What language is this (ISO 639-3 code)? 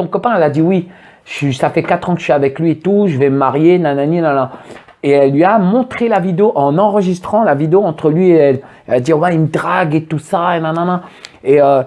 fra